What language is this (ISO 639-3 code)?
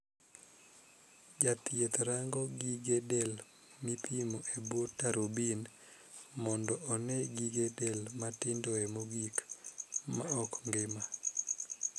luo